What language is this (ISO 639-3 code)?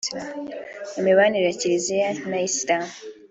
kin